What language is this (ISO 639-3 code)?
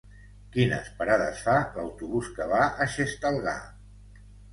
cat